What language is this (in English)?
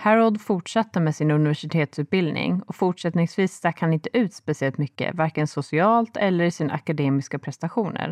Swedish